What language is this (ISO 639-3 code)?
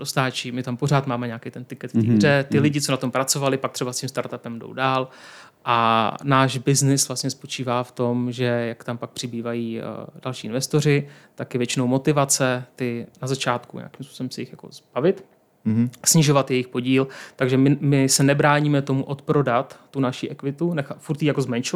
ces